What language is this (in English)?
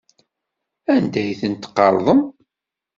Kabyle